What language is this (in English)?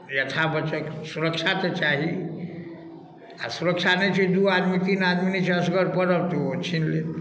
Maithili